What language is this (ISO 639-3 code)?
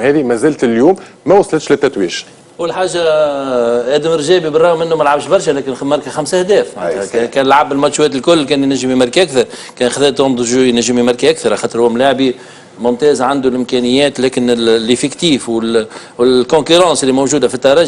ara